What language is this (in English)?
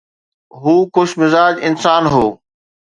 Sindhi